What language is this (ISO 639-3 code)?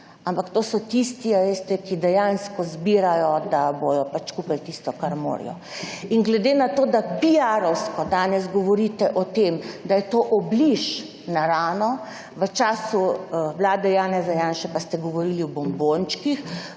slv